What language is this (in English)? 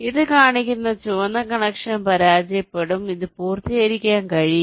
Malayalam